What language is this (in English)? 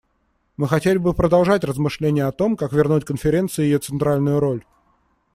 Russian